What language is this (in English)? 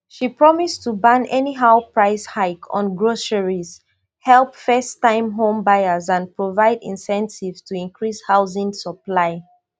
Nigerian Pidgin